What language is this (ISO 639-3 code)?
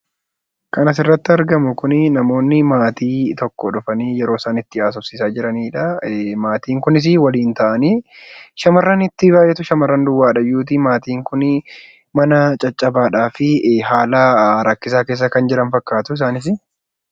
orm